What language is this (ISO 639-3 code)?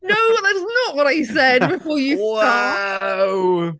cym